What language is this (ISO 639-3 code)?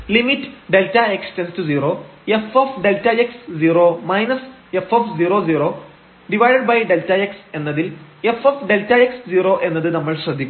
mal